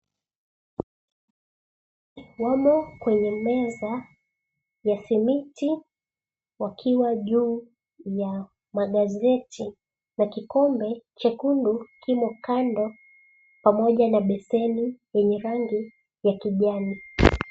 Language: Swahili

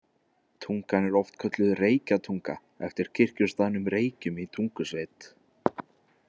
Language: Icelandic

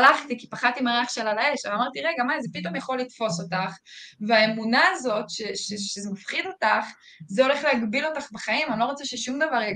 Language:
Hebrew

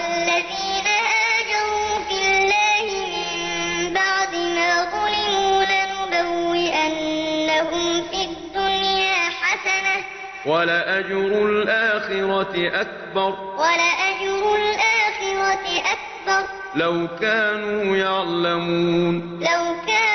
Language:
Arabic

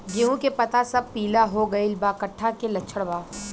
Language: Bhojpuri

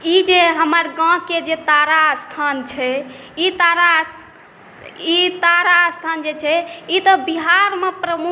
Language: Maithili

